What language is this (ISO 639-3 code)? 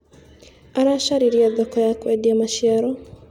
kik